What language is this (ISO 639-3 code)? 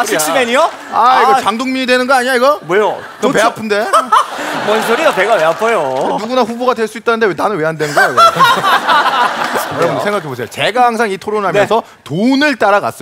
kor